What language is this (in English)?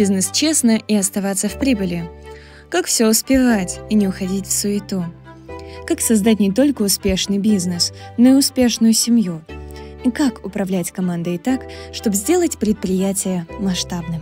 Russian